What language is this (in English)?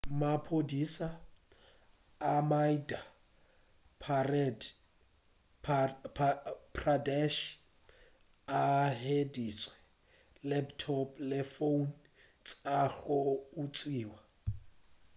Northern Sotho